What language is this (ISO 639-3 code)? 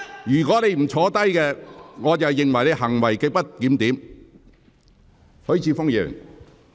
yue